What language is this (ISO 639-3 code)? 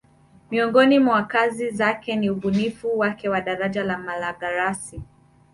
swa